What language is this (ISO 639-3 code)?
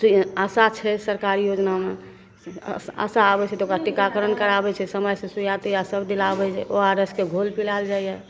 mai